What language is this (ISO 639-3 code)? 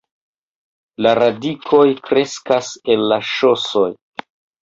epo